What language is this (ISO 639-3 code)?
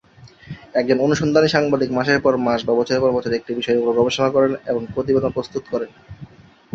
ben